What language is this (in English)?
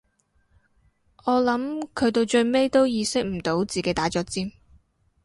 Cantonese